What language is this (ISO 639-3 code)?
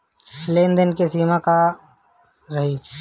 bho